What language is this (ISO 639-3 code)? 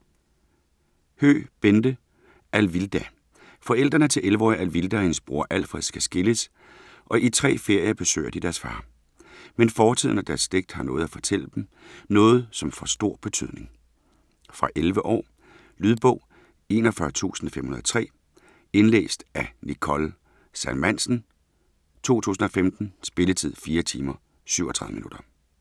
dan